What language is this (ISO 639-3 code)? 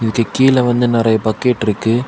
tam